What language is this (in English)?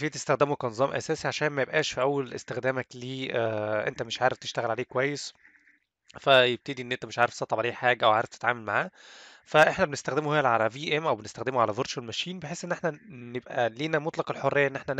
Arabic